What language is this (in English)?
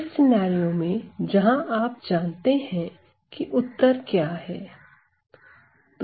Hindi